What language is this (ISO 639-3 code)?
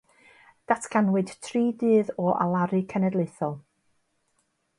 cym